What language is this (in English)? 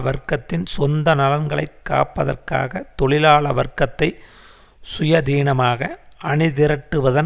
Tamil